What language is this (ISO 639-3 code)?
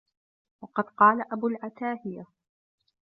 ara